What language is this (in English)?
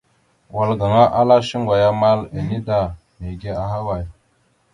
Mada (Cameroon)